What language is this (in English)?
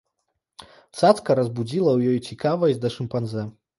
Belarusian